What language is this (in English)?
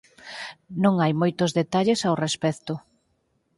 Galician